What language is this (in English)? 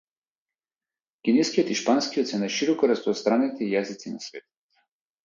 Macedonian